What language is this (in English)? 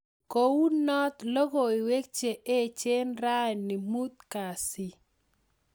Kalenjin